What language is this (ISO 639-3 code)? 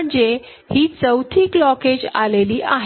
mar